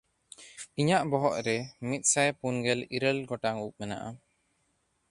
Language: Santali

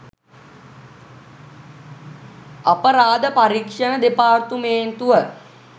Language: Sinhala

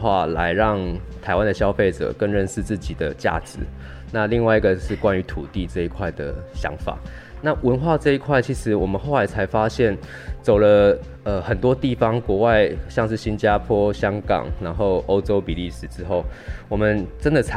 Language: Chinese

